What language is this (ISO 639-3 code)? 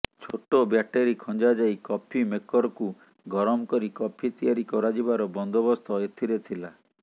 ori